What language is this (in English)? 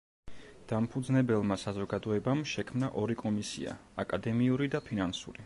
Georgian